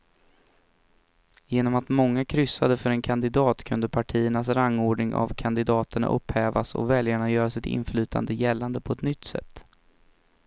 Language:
Swedish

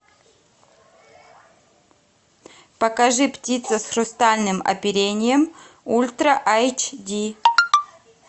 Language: Russian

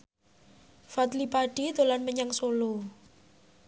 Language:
Javanese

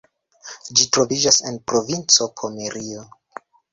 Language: Esperanto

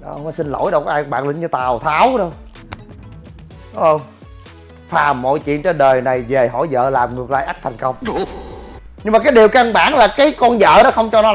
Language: Vietnamese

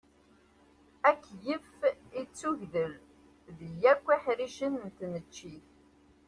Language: Kabyle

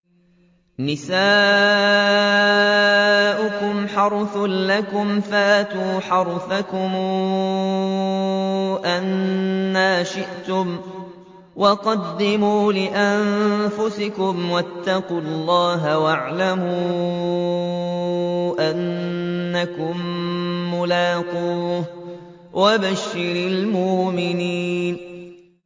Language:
Arabic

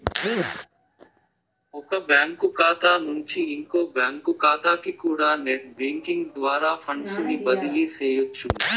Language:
Telugu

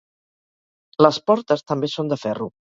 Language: Catalan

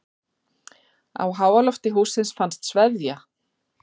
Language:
Icelandic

